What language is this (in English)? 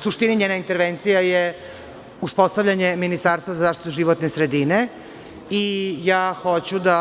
Serbian